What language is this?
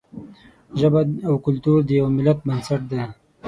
Pashto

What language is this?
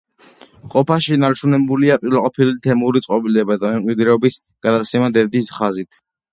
Georgian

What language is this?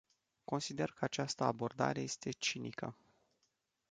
Romanian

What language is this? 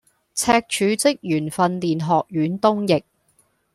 Cantonese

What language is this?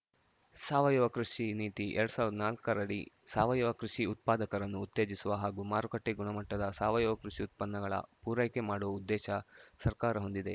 Kannada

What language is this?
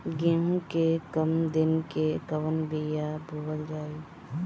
Bhojpuri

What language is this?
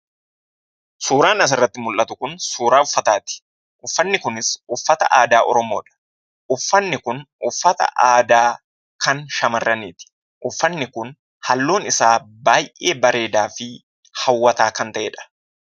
Oromo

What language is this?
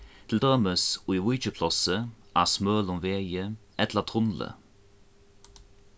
Faroese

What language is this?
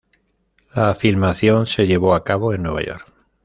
Spanish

